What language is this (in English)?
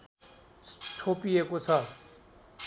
Nepali